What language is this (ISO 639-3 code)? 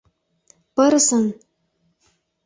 chm